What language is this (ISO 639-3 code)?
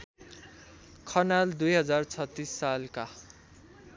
nep